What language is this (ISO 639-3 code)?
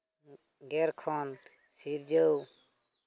sat